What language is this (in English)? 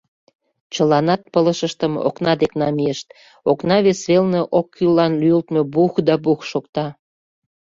Mari